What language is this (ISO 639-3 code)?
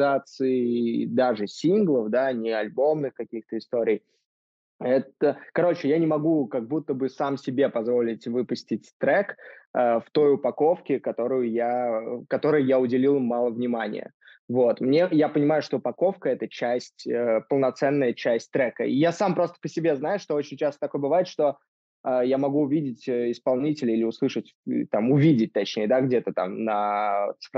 rus